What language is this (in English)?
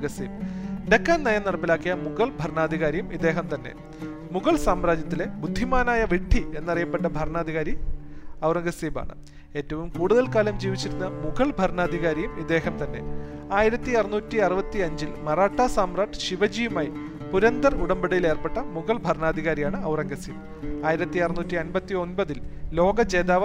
Malayalam